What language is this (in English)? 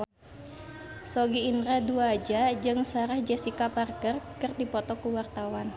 Sundanese